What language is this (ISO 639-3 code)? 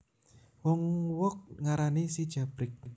jav